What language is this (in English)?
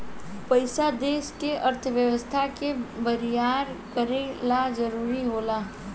Bhojpuri